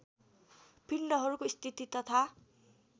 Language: Nepali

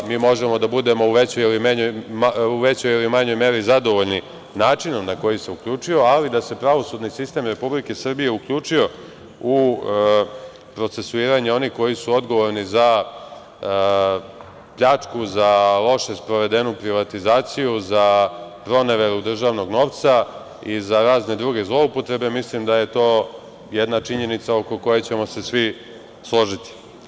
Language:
Serbian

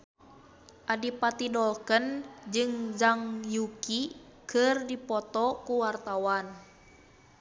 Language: Sundanese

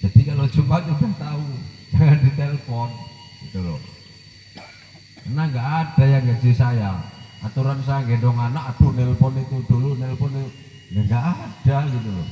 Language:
Indonesian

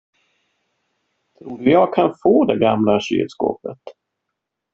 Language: Swedish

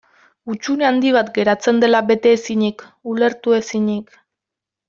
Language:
Basque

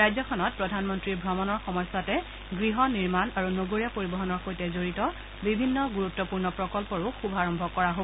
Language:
Assamese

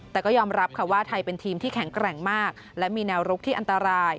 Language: Thai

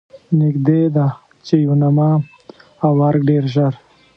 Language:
Pashto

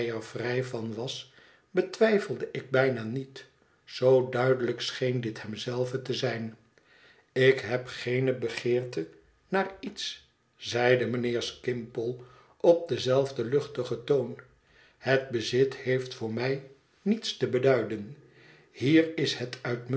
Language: Dutch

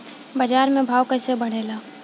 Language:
Bhojpuri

